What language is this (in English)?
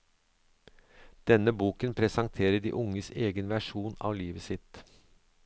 Norwegian